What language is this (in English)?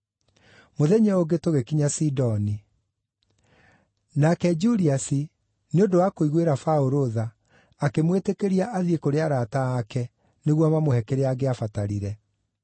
Kikuyu